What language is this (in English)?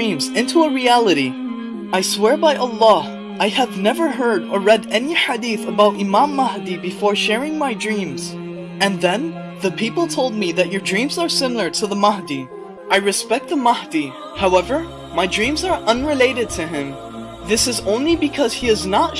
English